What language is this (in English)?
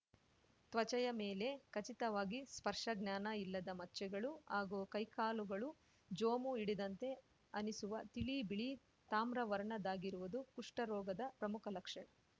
Kannada